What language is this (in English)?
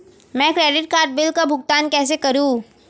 Hindi